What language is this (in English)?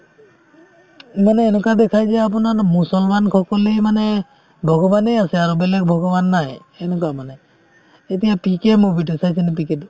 Assamese